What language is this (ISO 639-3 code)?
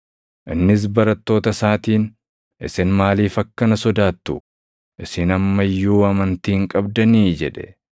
orm